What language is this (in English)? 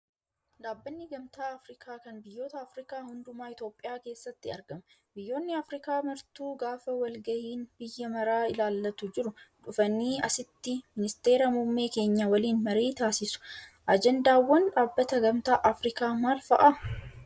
Oromo